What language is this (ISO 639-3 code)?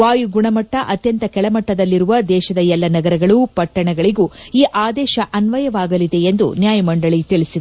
kan